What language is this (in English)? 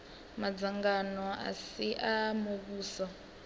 Venda